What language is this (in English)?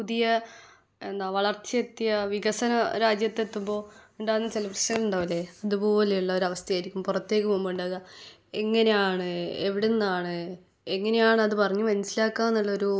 Malayalam